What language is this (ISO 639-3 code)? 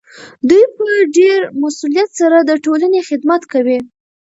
pus